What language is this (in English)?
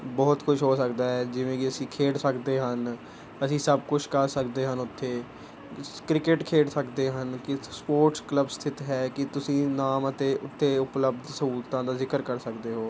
Punjabi